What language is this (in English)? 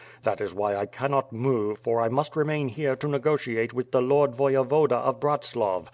English